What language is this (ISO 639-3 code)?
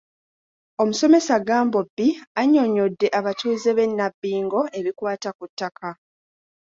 lug